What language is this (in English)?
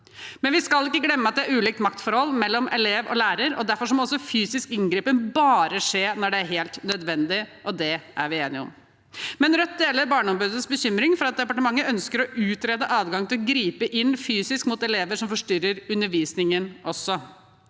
Norwegian